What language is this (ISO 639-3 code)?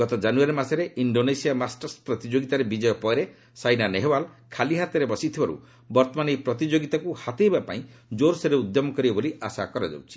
ori